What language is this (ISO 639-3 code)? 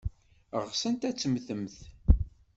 kab